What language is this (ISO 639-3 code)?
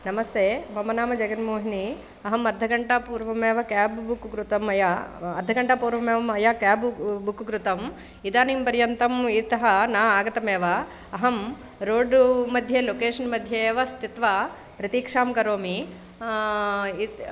san